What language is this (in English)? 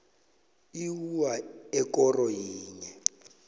South Ndebele